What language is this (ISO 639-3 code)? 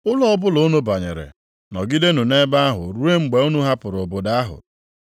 ibo